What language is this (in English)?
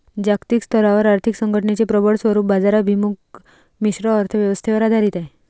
Marathi